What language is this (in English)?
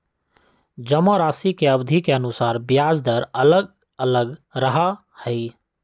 Magahi